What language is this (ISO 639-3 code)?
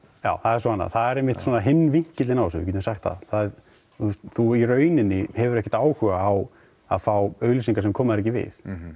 isl